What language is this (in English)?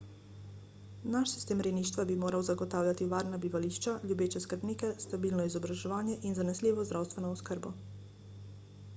Slovenian